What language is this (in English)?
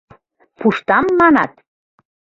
Mari